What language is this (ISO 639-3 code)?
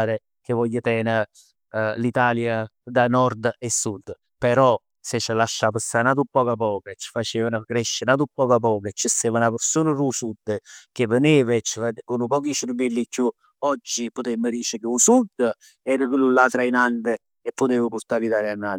nap